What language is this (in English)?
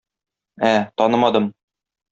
Tatar